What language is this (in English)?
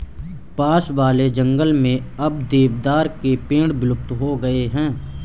Hindi